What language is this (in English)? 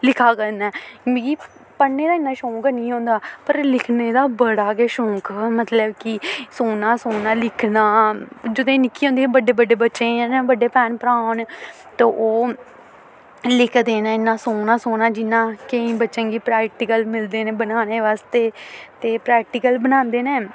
Dogri